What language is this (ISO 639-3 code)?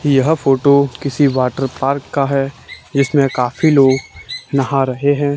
hin